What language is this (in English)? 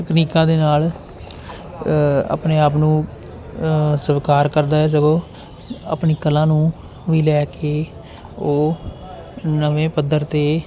Punjabi